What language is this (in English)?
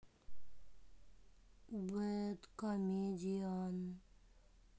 Russian